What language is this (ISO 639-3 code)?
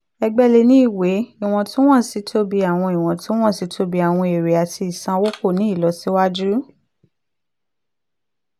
yor